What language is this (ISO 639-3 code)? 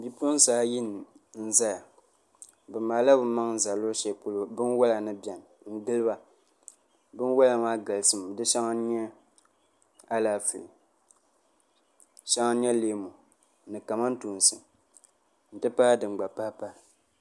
dag